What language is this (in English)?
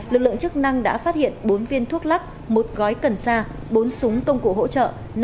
Vietnamese